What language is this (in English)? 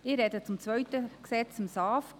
Swiss German